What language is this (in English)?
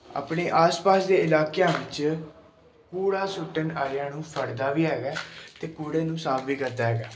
Punjabi